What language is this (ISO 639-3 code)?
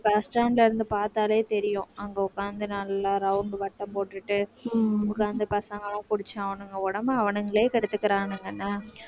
tam